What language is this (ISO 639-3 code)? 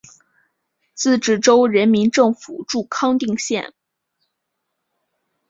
zho